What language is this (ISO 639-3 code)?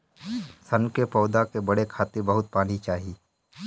bho